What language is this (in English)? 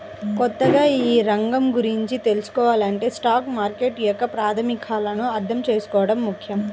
Telugu